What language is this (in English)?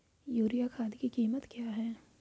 Hindi